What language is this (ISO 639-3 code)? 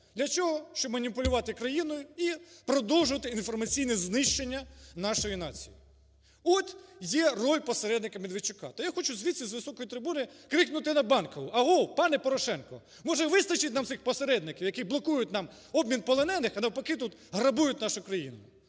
ukr